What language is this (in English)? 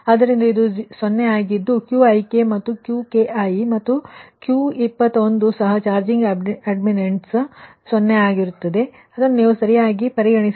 Kannada